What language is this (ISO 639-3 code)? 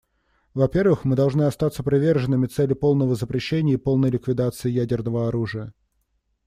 rus